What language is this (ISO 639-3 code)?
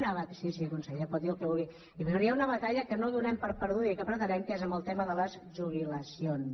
cat